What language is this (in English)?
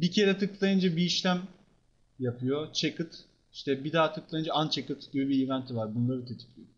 Turkish